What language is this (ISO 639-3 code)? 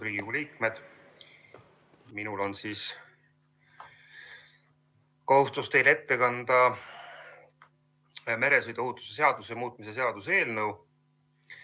est